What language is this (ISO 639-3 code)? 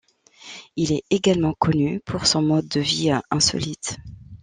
fra